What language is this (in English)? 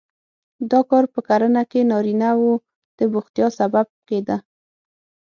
Pashto